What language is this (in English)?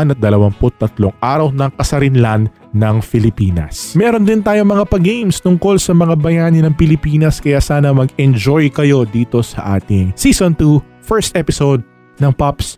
Filipino